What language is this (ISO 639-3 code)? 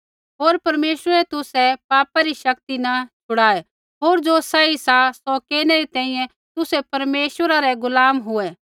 kfx